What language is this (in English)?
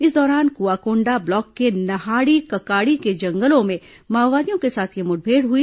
Hindi